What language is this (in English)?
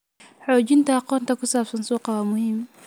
Somali